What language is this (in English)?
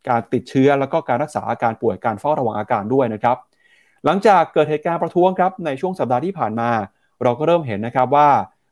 Thai